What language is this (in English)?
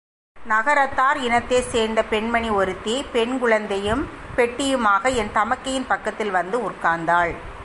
Tamil